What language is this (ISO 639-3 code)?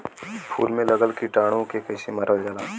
bho